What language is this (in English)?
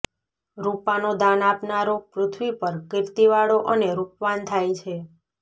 Gujarati